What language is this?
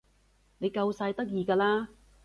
Cantonese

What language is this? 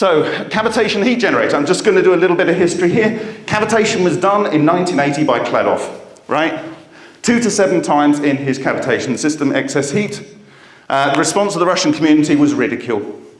English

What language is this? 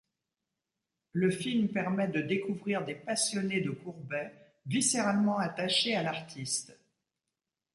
French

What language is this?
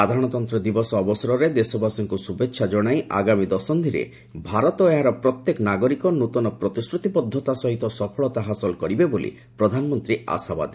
Odia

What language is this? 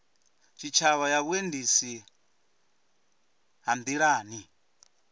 Venda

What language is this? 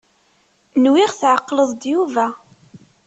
Kabyle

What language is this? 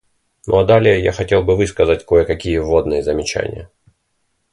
Russian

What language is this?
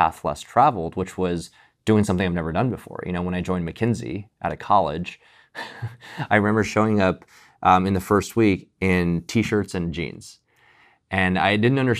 English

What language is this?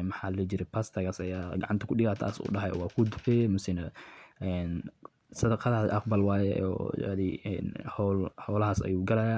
Somali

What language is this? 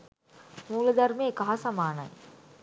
Sinhala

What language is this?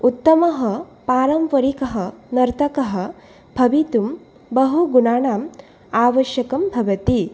Sanskrit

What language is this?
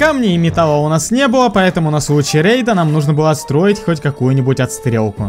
Russian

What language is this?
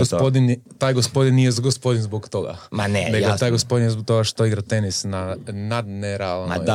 Croatian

